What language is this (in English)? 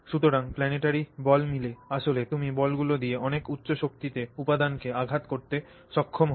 Bangla